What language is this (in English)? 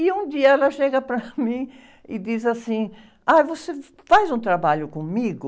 Portuguese